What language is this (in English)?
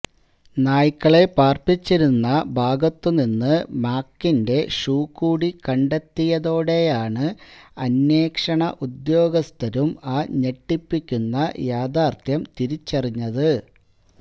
Malayalam